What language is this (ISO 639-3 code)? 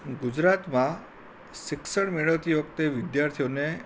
guj